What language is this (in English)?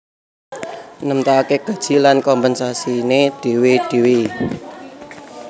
Javanese